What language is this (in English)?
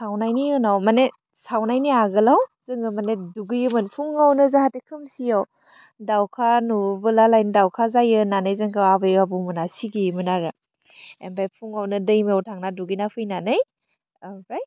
Bodo